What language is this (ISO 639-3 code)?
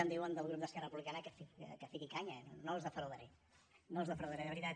cat